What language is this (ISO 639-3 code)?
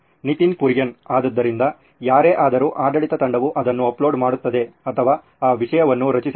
kan